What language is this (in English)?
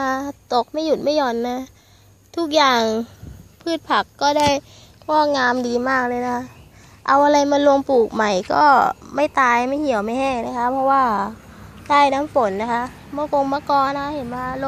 Thai